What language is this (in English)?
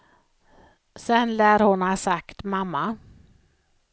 Swedish